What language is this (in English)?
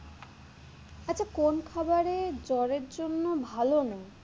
Bangla